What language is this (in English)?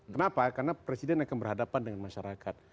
Indonesian